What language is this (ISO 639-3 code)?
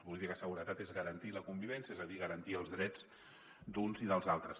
cat